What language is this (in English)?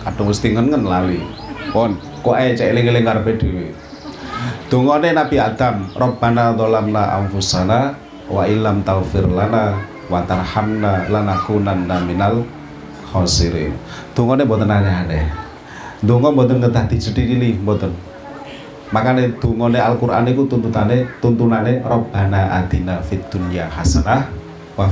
Indonesian